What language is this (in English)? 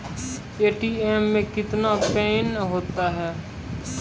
Maithili